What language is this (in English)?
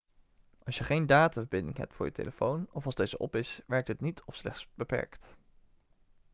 Dutch